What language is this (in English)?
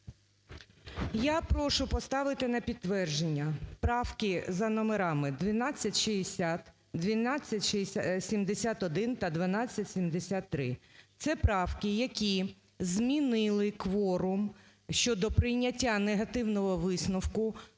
Ukrainian